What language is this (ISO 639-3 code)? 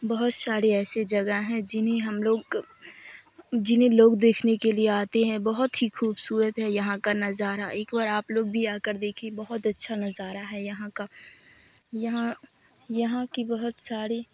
urd